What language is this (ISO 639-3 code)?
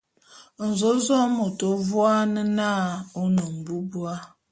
bum